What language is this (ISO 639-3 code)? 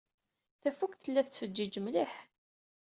kab